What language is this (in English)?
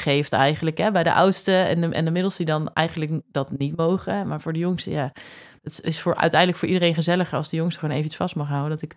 Dutch